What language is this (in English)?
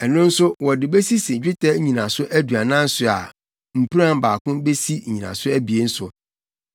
Akan